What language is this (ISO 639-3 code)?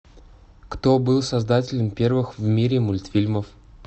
rus